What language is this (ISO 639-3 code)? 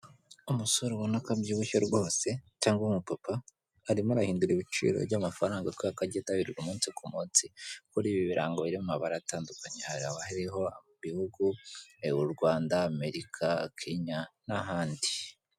kin